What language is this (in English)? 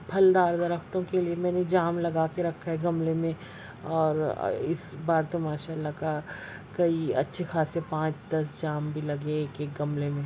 Urdu